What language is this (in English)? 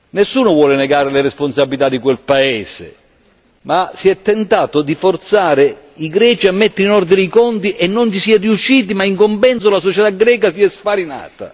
Italian